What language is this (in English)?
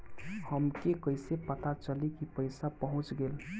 Bhojpuri